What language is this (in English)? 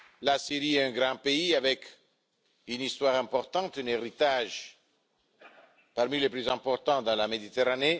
French